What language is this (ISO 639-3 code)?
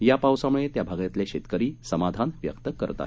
mar